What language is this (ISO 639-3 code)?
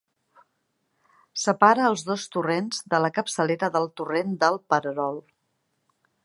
cat